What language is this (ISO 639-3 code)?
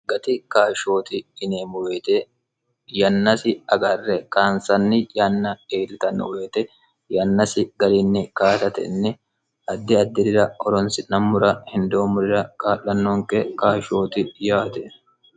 sid